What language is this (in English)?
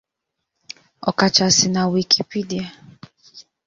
Igbo